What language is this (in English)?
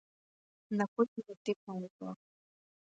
Macedonian